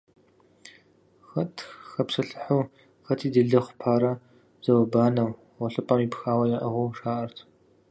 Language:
Kabardian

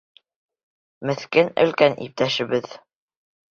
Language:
Bashkir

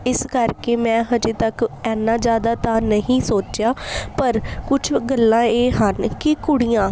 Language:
Punjabi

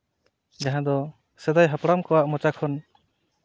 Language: Santali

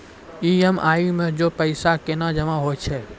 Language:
Maithili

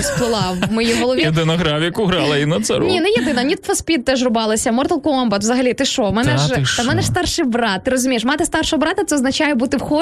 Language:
Ukrainian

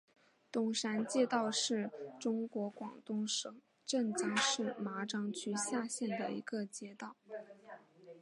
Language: Chinese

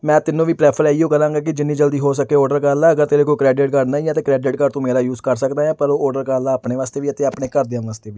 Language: Punjabi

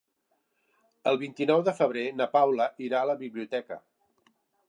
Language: Catalan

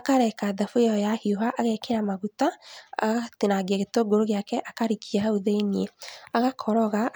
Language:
Kikuyu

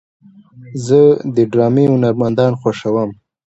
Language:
Pashto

